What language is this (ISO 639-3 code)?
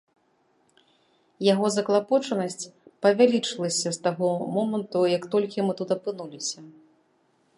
bel